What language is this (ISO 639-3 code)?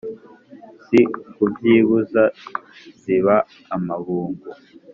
kin